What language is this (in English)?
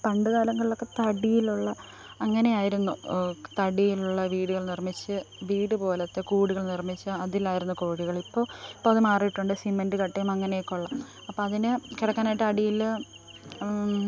Malayalam